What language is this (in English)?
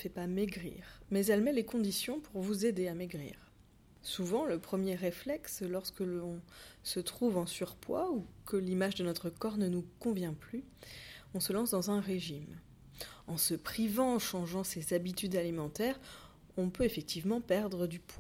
French